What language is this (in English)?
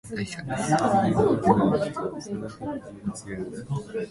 Japanese